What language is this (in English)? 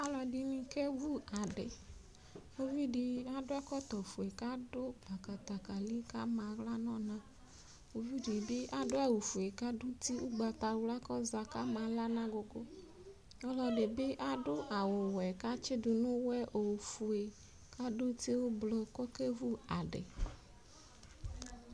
Ikposo